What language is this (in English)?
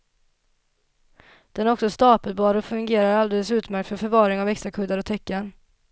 Swedish